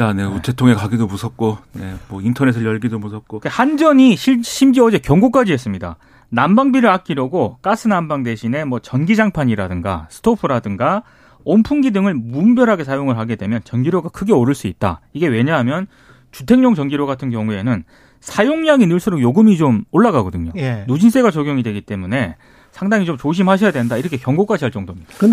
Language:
Korean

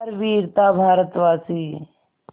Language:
Hindi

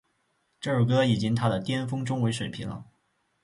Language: Chinese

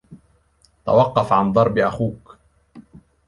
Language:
Arabic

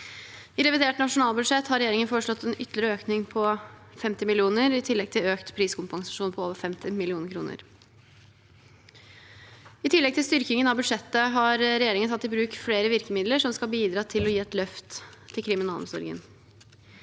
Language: Norwegian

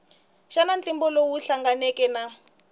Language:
Tsonga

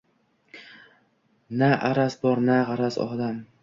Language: Uzbek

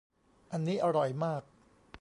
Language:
Thai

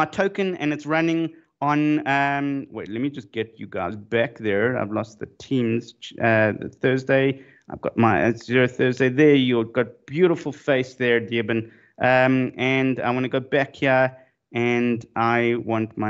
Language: English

